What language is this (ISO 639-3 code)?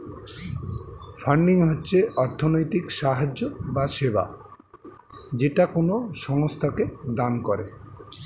ben